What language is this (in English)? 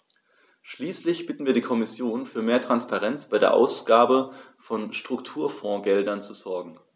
German